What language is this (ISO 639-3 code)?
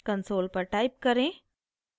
hin